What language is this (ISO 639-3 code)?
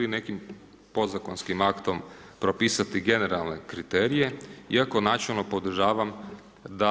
hrv